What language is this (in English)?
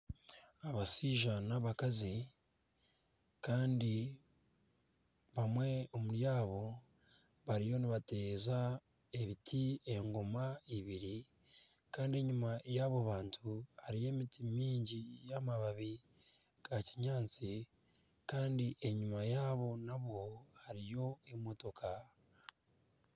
Nyankole